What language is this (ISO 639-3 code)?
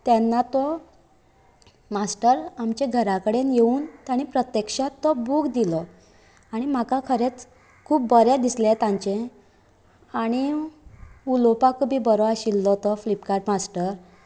kok